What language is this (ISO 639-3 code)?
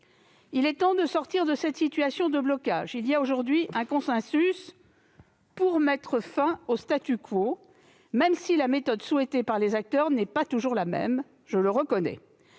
fra